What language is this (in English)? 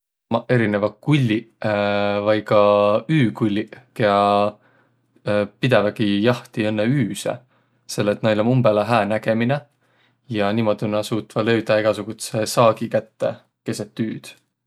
Võro